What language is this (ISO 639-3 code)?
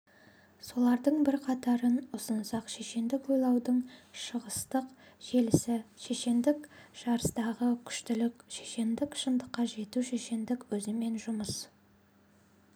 kaz